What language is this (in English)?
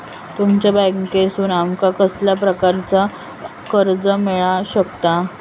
Marathi